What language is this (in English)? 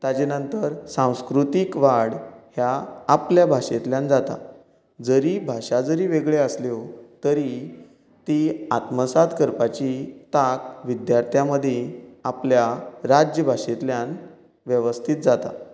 Konkani